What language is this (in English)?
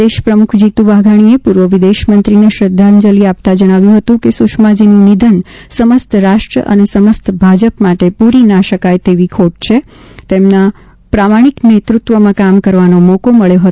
Gujarati